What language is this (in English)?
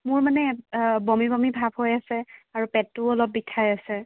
Assamese